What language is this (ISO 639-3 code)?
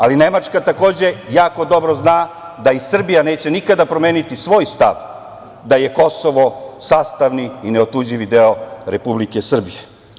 srp